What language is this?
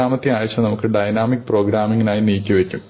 Malayalam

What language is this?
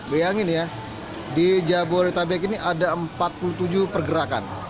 Indonesian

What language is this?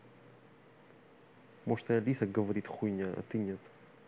Russian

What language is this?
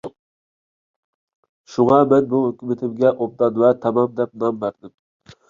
Uyghur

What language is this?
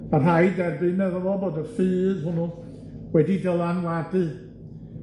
Welsh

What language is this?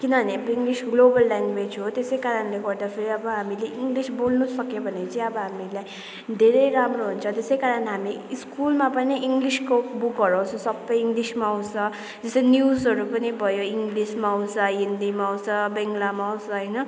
Nepali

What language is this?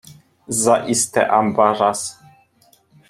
Polish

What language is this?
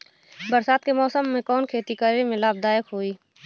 Bhojpuri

